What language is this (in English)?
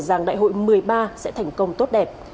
Vietnamese